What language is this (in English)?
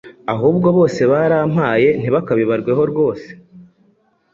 Kinyarwanda